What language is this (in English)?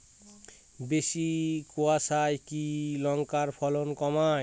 Bangla